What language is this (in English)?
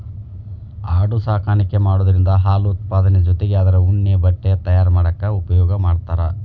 Kannada